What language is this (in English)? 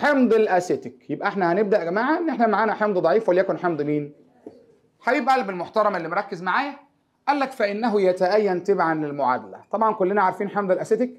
Arabic